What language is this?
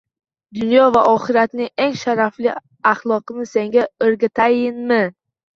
Uzbek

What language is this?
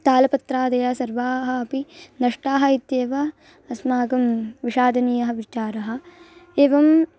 Sanskrit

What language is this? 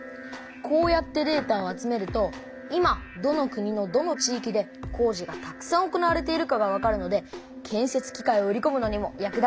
Japanese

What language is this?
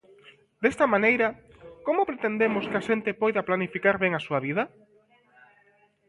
Galician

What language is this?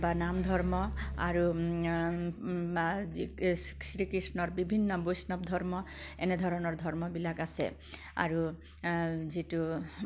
Assamese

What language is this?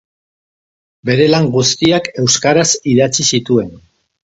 Basque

